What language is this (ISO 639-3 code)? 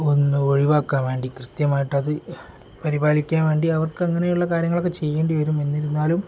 mal